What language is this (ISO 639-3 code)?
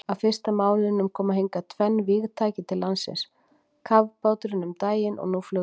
isl